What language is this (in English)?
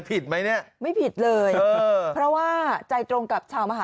Thai